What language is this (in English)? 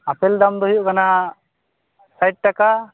Santali